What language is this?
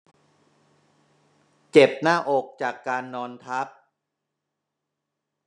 Thai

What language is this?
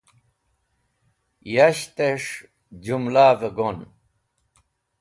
Wakhi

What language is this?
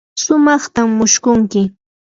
Yanahuanca Pasco Quechua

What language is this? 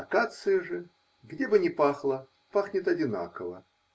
Russian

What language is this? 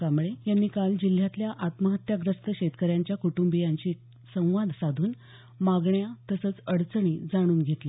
Marathi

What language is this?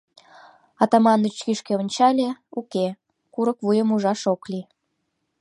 Mari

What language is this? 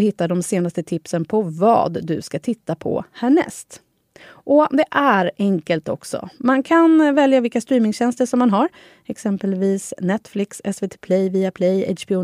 Swedish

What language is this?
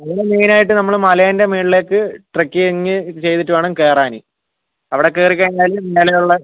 Malayalam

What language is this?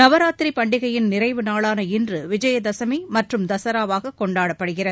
Tamil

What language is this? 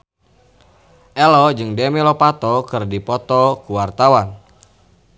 Sundanese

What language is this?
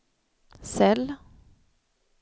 Swedish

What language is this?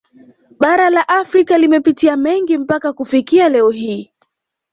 Swahili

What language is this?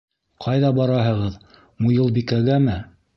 Bashkir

